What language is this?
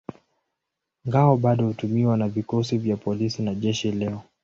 Swahili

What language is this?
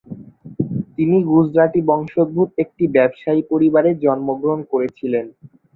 Bangla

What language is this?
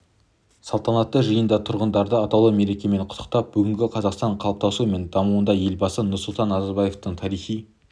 Kazakh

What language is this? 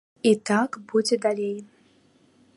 Belarusian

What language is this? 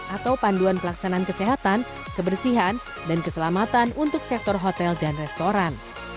Indonesian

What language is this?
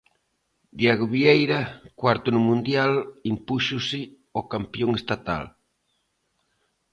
Galician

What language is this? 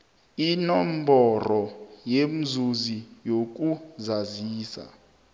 South Ndebele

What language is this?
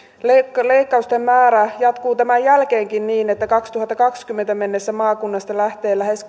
Finnish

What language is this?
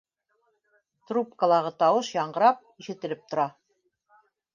Bashkir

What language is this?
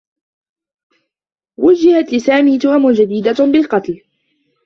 Arabic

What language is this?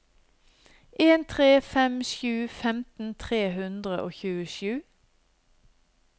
Norwegian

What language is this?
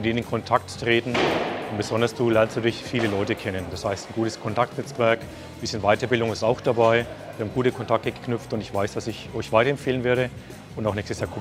German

